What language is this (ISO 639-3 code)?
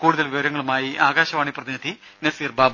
mal